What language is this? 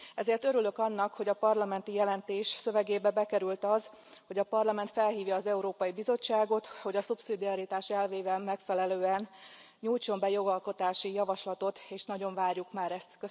Hungarian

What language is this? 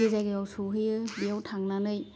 Bodo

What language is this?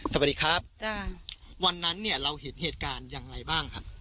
Thai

